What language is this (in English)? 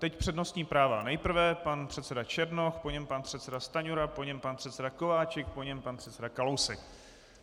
Czech